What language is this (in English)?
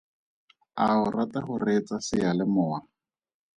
Tswana